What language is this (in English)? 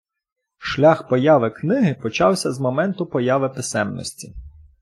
Ukrainian